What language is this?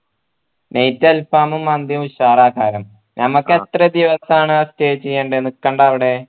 Malayalam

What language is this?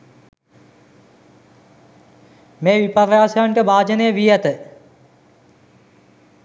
Sinhala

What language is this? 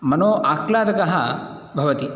Sanskrit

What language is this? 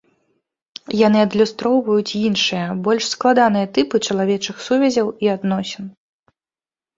Belarusian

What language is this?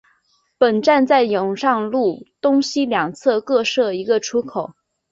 Chinese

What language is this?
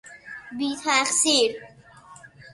Persian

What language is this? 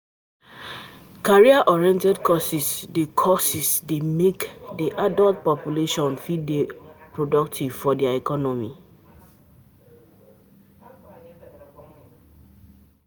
Nigerian Pidgin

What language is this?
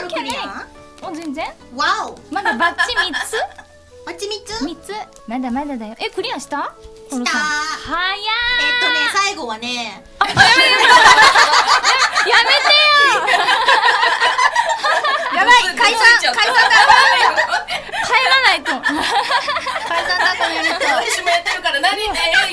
Japanese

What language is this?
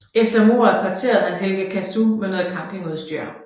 Danish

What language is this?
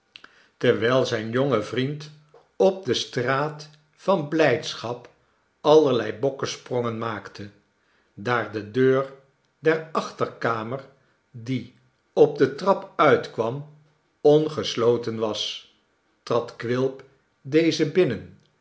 Dutch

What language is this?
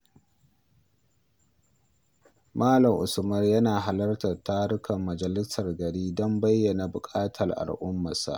Hausa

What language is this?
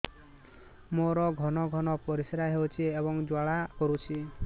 Odia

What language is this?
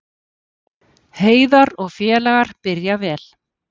Icelandic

